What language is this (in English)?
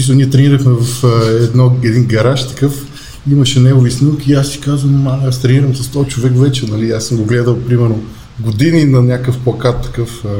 Bulgarian